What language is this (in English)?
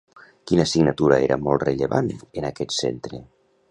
Catalan